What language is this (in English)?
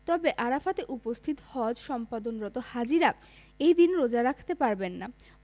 Bangla